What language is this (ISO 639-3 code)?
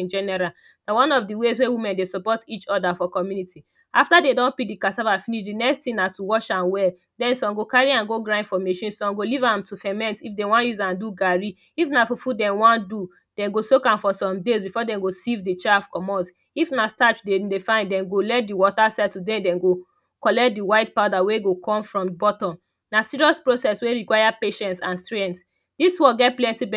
pcm